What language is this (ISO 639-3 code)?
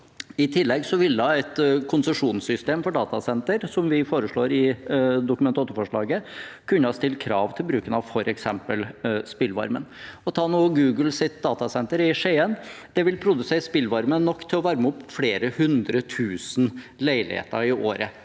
nor